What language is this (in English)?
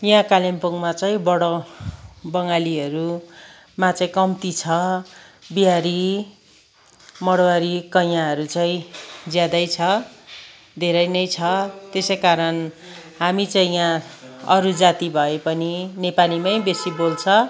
Nepali